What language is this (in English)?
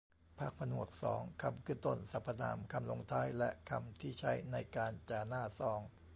Thai